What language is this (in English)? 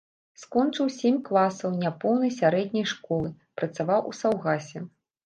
Belarusian